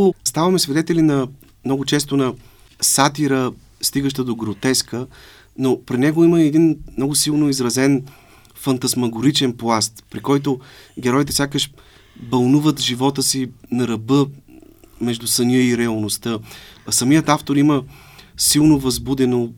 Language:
Bulgarian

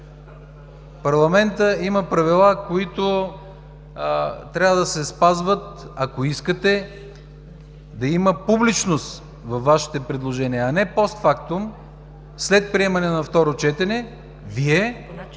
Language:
Bulgarian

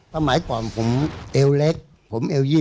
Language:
Thai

